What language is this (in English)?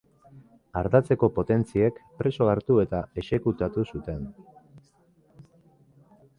Basque